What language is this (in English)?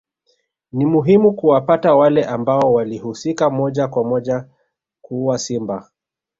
Swahili